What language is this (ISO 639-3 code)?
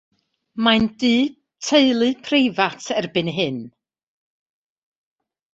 cym